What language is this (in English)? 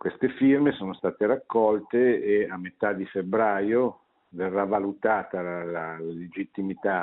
Italian